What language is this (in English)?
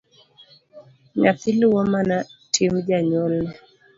Luo (Kenya and Tanzania)